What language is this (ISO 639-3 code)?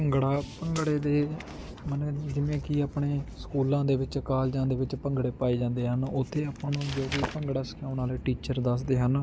pan